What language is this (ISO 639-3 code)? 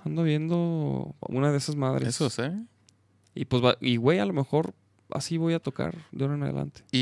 spa